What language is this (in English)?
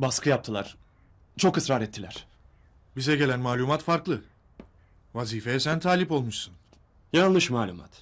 Turkish